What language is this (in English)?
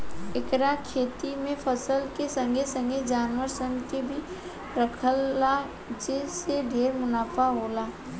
Bhojpuri